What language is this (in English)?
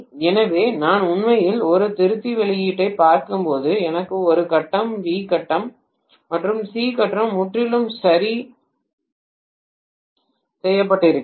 Tamil